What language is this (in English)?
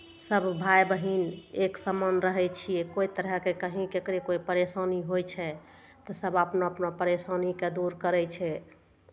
Maithili